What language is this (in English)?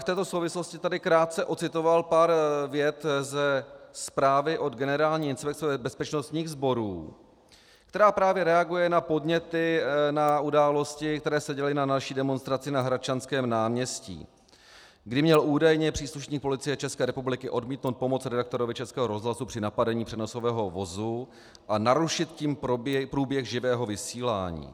Czech